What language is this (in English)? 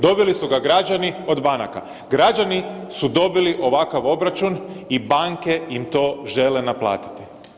Croatian